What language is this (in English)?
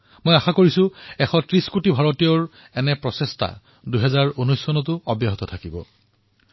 Assamese